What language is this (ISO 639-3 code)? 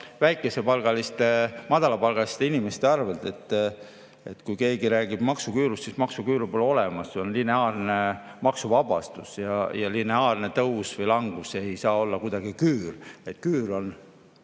est